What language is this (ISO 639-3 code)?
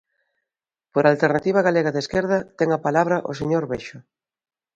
glg